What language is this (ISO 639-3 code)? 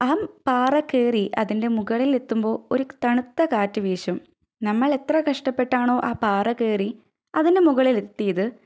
mal